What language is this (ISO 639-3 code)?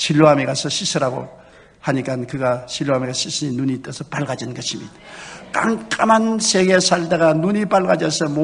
kor